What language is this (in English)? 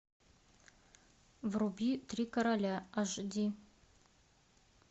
Russian